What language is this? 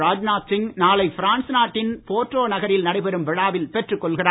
Tamil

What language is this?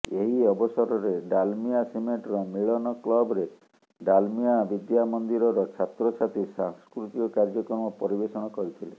Odia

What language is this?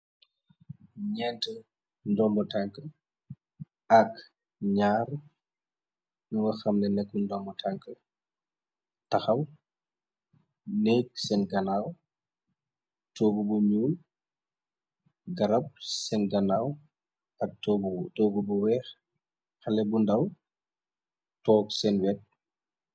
Wolof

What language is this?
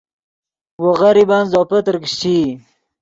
Yidgha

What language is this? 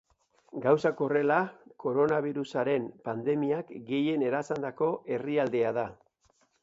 Basque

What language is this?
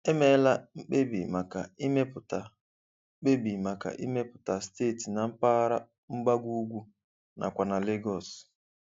Igbo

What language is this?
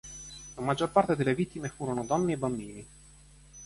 Italian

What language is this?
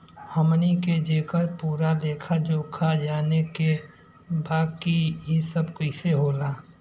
Bhojpuri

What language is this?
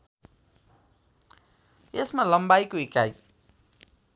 Nepali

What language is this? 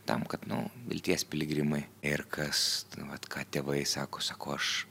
Lithuanian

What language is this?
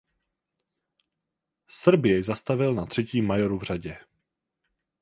Czech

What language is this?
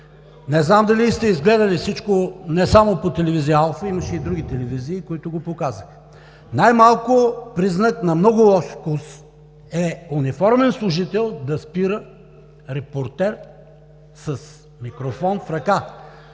Bulgarian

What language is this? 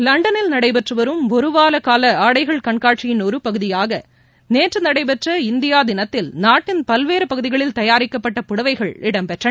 Tamil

